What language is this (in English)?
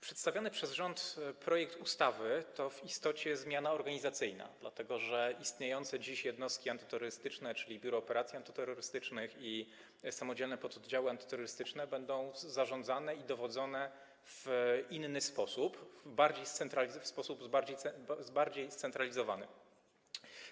Polish